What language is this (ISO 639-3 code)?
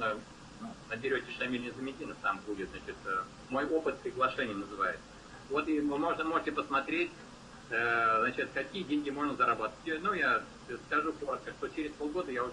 rus